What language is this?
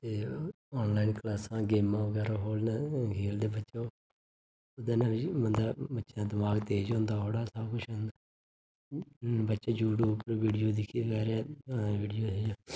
Dogri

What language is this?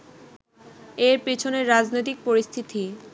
Bangla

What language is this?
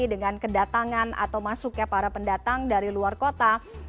Indonesian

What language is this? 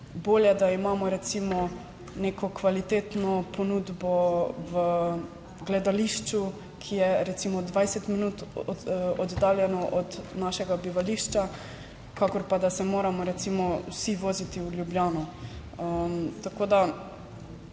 Slovenian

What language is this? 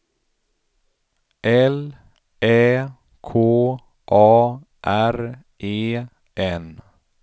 Swedish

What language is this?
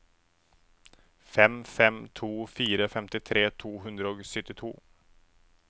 Norwegian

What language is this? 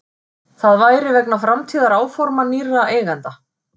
Icelandic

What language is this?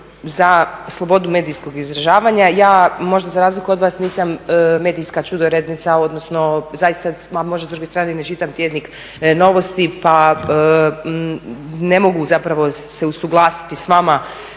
Croatian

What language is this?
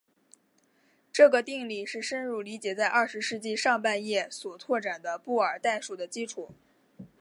Chinese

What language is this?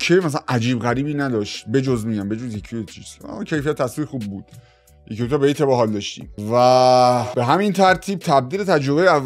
Persian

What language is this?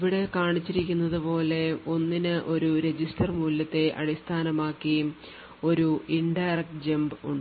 Malayalam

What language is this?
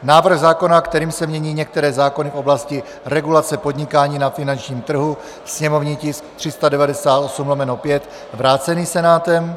Czech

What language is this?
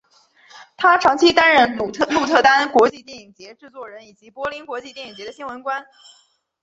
Chinese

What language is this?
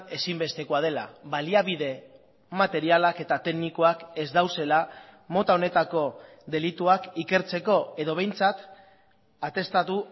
Basque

